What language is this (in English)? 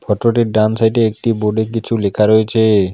Bangla